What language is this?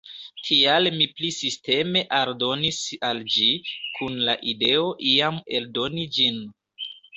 Esperanto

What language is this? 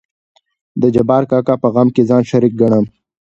Pashto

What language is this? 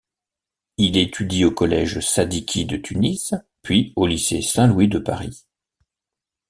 French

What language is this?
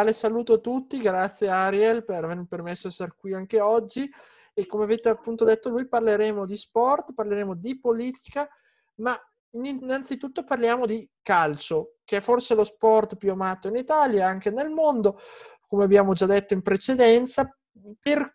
Italian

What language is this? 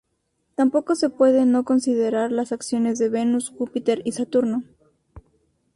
Spanish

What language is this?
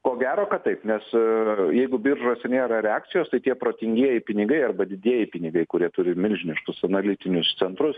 Lithuanian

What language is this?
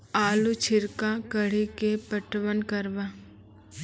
Maithili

